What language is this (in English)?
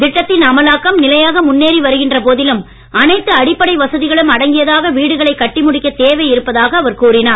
Tamil